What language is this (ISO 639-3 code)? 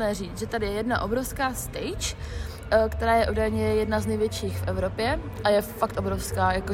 ces